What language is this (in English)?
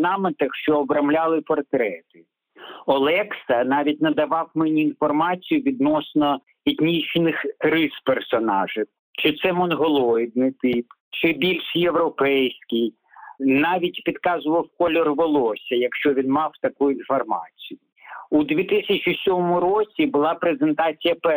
Ukrainian